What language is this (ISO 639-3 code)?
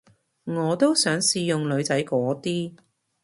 yue